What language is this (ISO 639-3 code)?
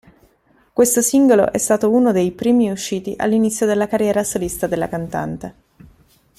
ita